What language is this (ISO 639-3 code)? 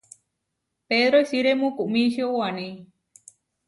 var